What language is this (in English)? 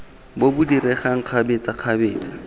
Tswana